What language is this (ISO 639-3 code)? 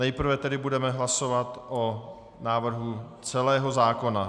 ces